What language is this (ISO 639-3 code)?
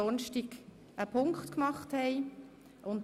gsw